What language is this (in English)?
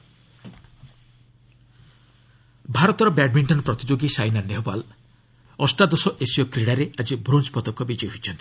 Odia